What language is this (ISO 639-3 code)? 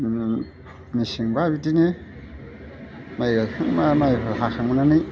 brx